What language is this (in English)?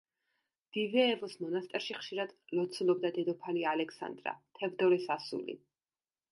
Georgian